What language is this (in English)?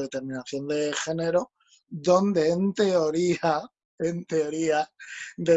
Spanish